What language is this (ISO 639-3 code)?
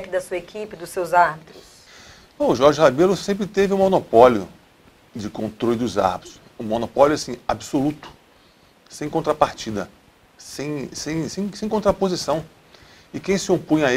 por